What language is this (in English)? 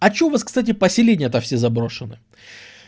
Russian